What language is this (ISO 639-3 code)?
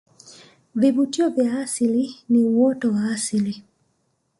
swa